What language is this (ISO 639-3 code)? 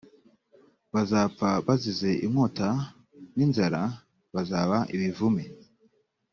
kin